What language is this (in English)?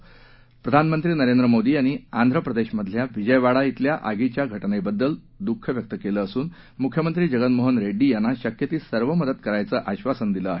Marathi